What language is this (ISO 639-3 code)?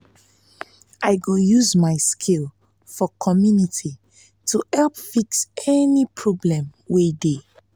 pcm